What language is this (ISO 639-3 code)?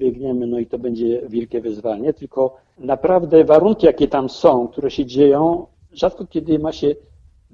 pol